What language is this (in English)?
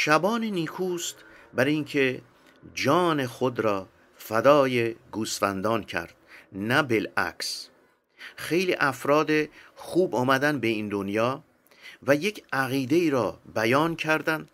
Persian